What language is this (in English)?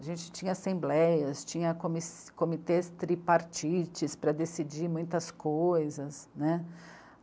Portuguese